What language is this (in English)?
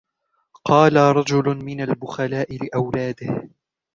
Arabic